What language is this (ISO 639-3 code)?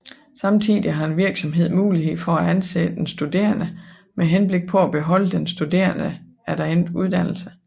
dan